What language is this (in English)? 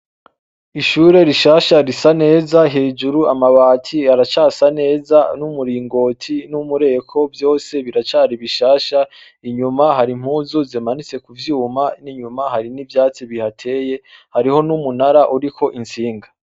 Rundi